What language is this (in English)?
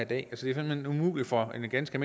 Danish